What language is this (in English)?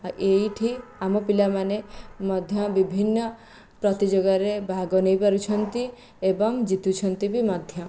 Odia